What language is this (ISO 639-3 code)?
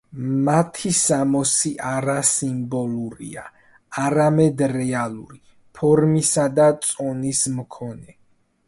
kat